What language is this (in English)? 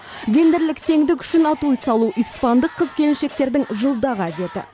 Kazakh